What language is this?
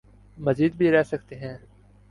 Urdu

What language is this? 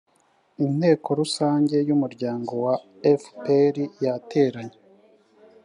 Kinyarwanda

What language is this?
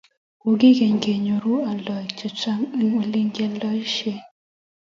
Kalenjin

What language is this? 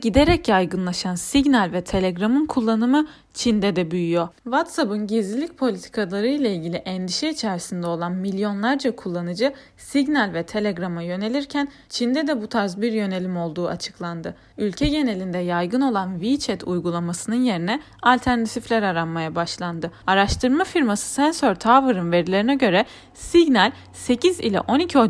Turkish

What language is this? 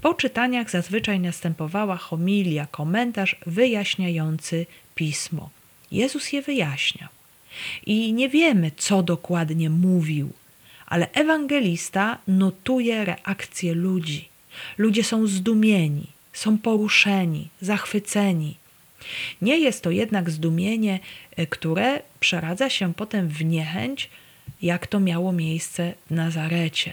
Polish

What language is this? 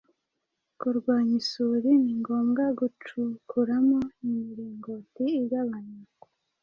Kinyarwanda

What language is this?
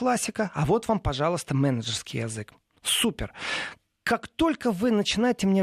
Russian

